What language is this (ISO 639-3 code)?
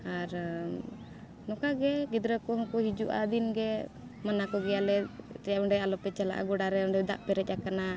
sat